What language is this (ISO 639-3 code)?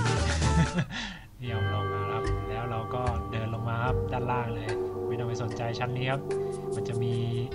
tha